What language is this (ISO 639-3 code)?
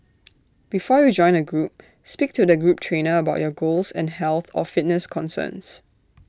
eng